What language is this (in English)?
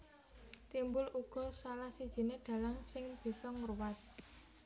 Javanese